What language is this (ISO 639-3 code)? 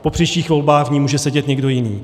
ces